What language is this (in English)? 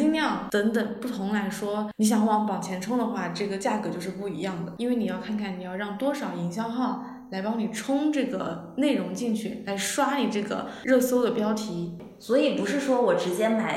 Chinese